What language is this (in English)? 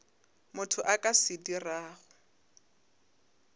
Northern Sotho